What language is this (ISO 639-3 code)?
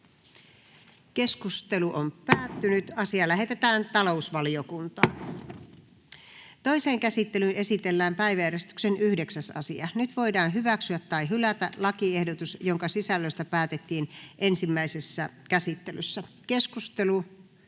fin